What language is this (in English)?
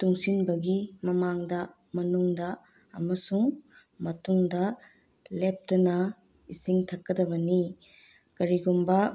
Manipuri